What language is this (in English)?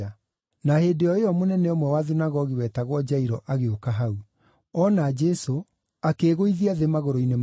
Kikuyu